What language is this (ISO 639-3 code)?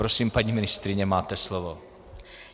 ces